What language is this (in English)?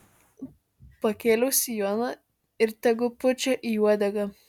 Lithuanian